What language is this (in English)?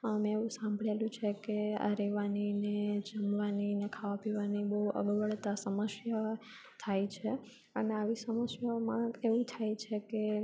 Gujarati